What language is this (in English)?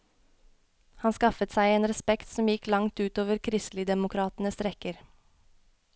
Norwegian